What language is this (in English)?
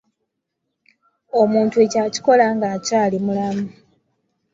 Ganda